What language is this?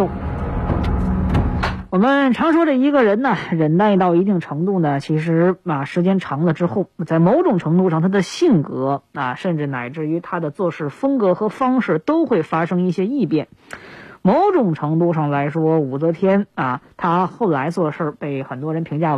Chinese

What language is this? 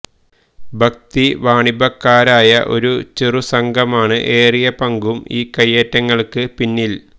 Malayalam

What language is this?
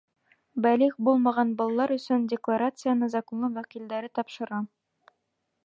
Bashkir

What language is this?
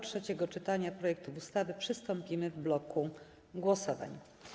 Polish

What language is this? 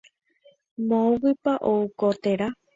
Guarani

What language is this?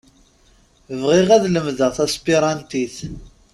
Kabyle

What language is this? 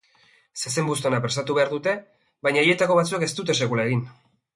Basque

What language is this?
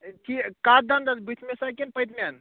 Kashmiri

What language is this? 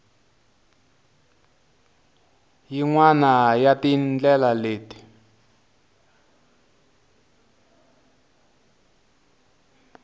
Tsonga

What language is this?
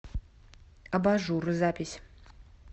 Russian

